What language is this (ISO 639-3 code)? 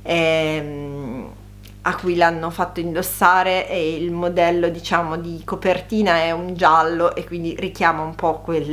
ita